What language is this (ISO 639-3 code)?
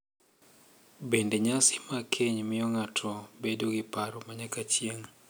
luo